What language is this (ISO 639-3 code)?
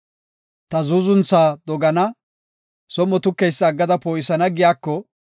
gof